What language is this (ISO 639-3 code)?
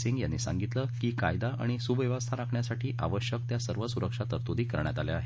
mar